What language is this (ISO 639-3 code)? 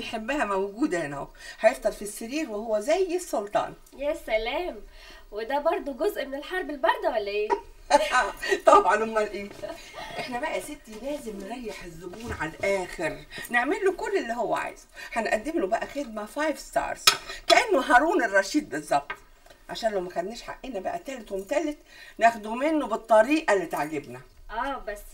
ara